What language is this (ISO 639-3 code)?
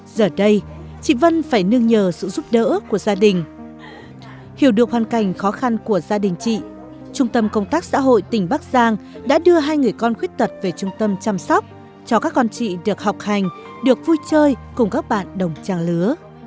vie